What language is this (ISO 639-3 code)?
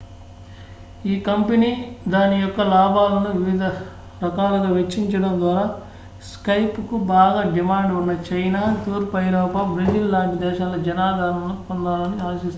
tel